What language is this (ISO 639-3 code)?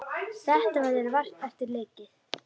isl